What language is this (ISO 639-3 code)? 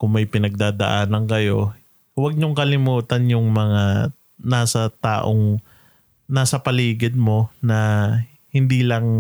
fil